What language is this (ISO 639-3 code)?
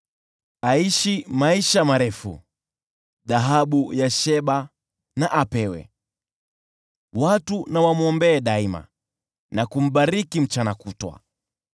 swa